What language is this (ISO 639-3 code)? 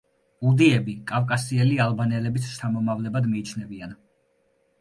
kat